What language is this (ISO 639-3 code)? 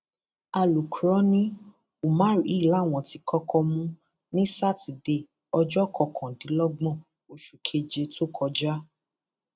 yor